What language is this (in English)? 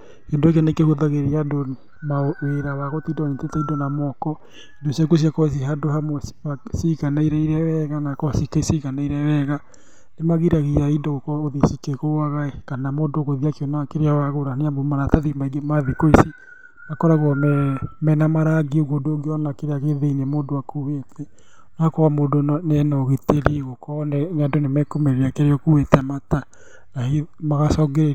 Kikuyu